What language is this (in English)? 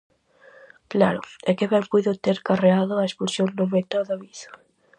Galician